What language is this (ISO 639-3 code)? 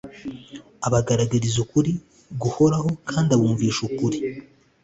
kin